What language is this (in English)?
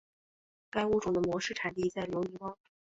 Chinese